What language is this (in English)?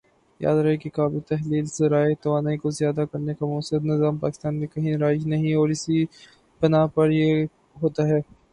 Urdu